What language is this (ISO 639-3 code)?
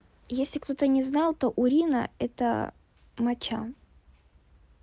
rus